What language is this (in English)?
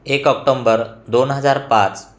Marathi